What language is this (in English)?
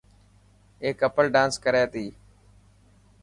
Dhatki